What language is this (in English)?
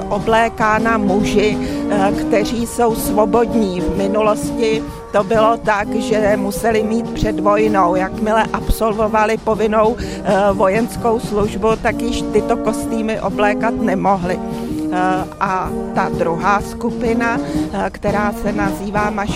Czech